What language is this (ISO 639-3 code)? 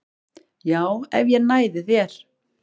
isl